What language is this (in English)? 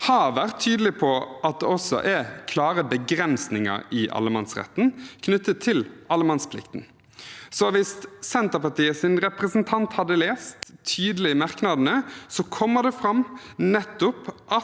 Norwegian